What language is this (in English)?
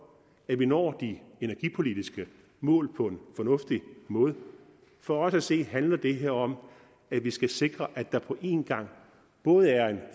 Danish